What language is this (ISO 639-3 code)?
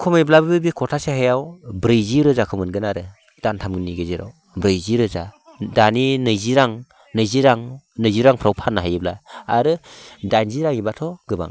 brx